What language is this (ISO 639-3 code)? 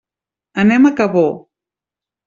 cat